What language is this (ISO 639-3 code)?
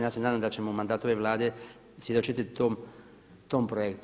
hrv